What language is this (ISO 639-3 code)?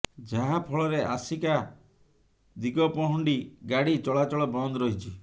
ori